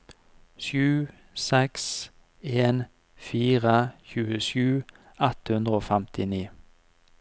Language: Norwegian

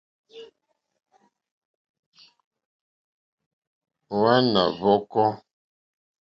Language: Mokpwe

